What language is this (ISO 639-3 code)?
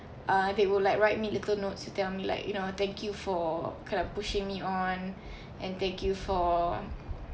eng